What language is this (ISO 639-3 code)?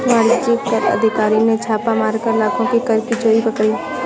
hin